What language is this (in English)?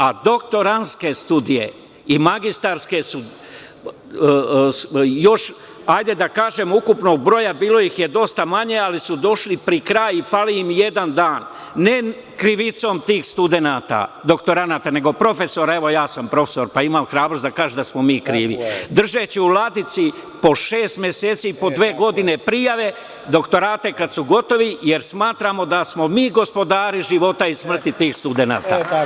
Serbian